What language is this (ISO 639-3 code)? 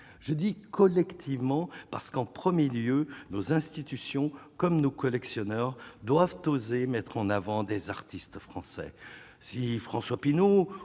fra